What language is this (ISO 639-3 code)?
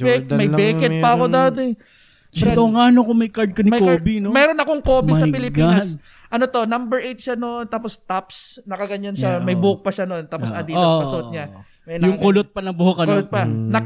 fil